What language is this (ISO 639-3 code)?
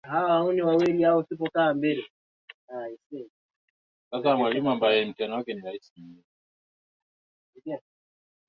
swa